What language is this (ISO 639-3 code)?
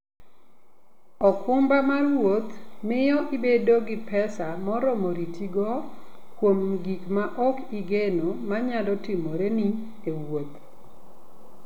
luo